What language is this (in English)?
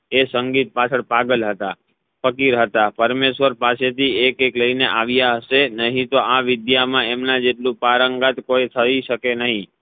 Gujarati